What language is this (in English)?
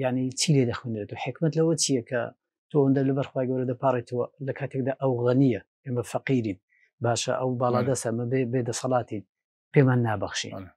Arabic